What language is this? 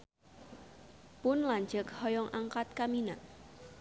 Sundanese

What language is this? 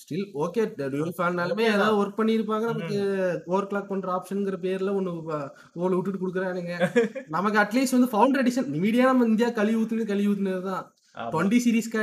Tamil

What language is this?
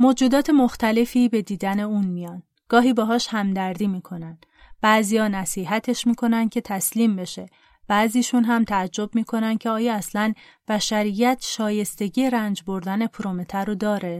Persian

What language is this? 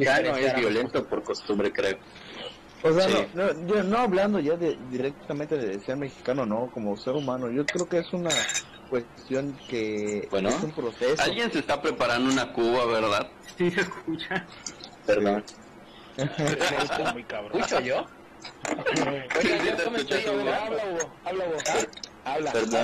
Spanish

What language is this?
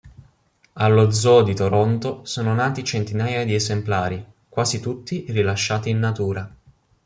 Italian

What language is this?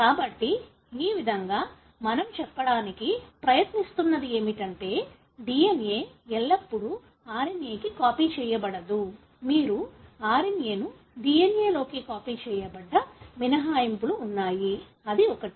Telugu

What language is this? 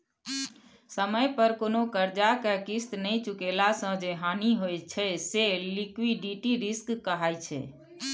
Maithili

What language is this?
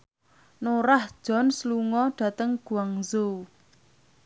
Javanese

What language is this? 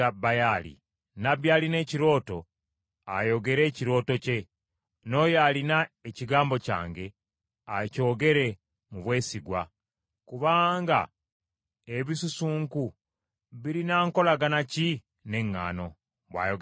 Ganda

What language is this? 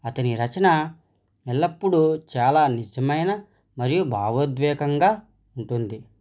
Telugu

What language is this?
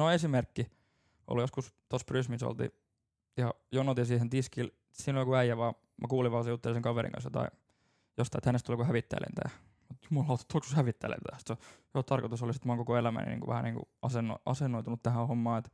Finnish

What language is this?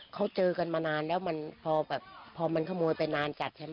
Thai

